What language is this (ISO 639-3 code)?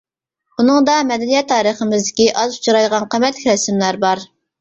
uig